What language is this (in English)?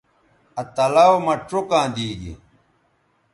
Bateri